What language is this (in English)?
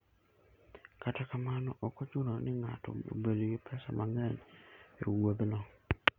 Luo (Kenya and Tanzania)